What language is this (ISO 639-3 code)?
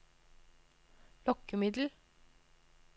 nor